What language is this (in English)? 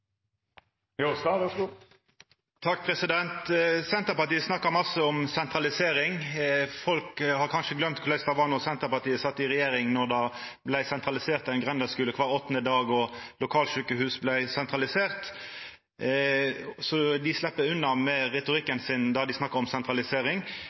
Norwegian Nynorsk